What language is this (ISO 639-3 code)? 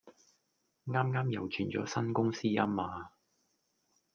yue